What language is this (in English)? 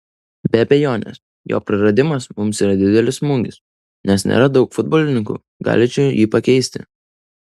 Lithuanian